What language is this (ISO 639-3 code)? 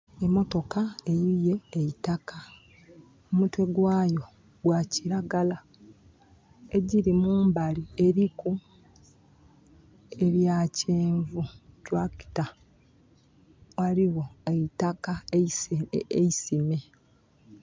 xog